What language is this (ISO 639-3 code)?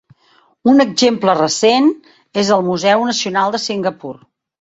cat